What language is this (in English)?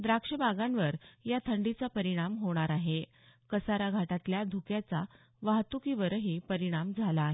Marathi